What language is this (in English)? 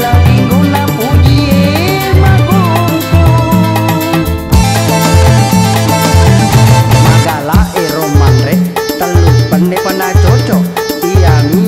Indonesian